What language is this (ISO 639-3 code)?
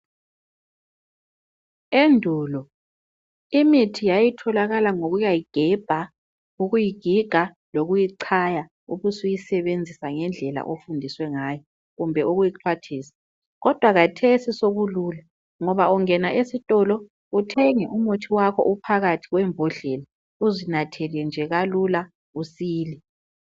nde